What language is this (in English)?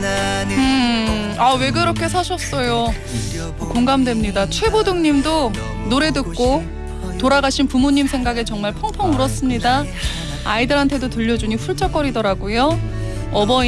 Korean